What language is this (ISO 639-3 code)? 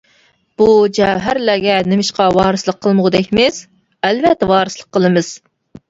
uig